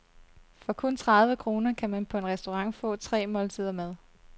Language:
Danish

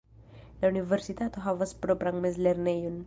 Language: Esperanto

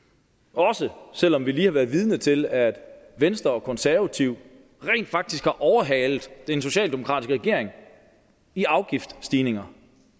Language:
Danish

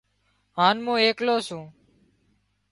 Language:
Wadiyara Koli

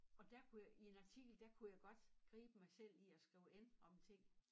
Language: Danish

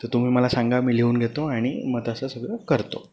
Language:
Marathi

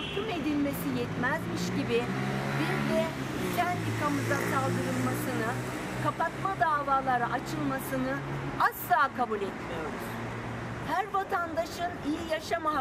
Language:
Turkish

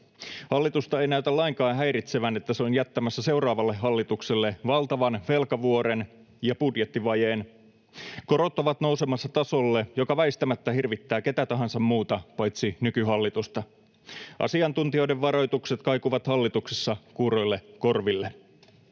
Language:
Finnish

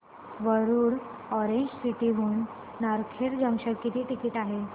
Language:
Marathi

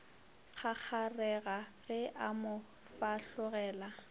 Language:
Northern Sotho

